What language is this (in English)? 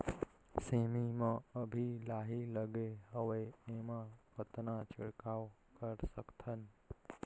Chhattisgarhi